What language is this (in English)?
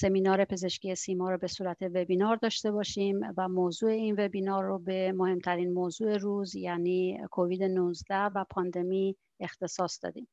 Persian